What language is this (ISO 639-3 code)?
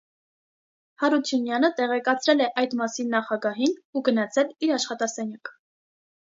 hye